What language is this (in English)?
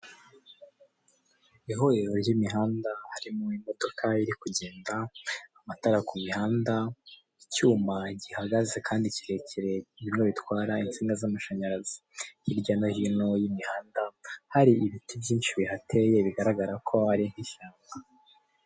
Kinyarwanda